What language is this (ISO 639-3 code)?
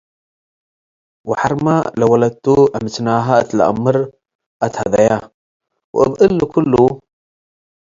tig